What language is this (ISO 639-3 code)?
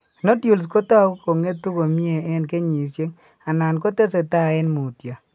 kln